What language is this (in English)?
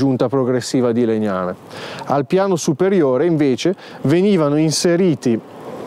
Italian